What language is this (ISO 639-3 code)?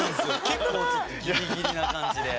jpn